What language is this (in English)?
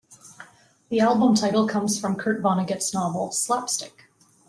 English